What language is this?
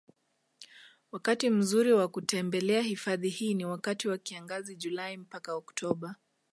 Swahili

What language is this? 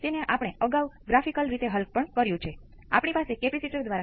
Gujarati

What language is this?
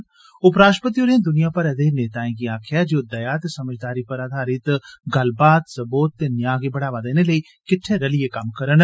Dogri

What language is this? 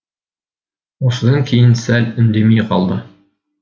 Kazakh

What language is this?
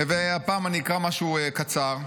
Hebrew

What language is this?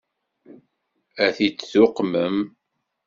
Kabyle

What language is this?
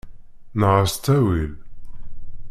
Kabyle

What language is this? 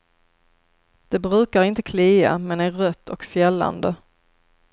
Swedish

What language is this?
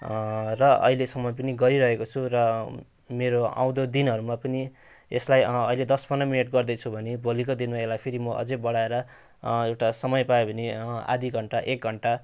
Nepali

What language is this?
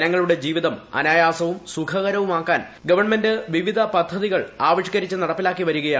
Malayalam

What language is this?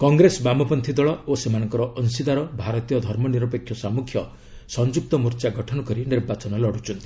Odia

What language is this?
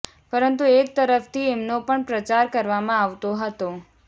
Gujarati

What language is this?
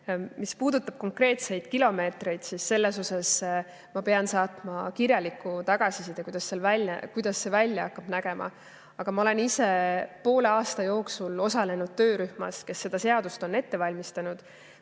Estonian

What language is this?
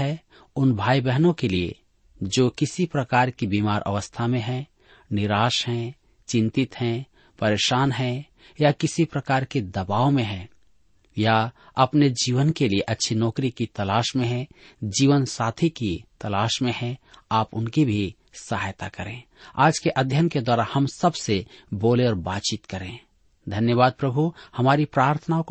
Hindi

